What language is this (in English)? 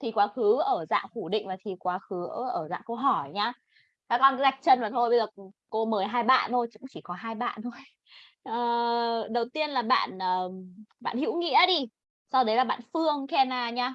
Vietnamese